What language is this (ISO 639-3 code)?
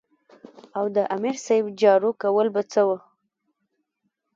pus